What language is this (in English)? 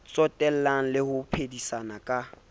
Southern Sotho